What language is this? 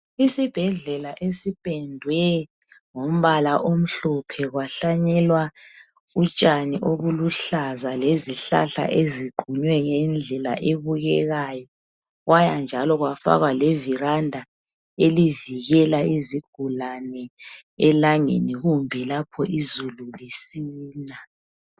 North Ndebele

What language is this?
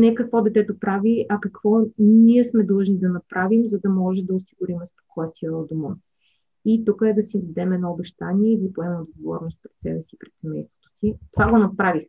Bulgarian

